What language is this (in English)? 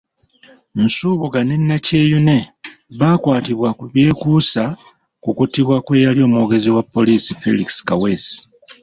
Ganda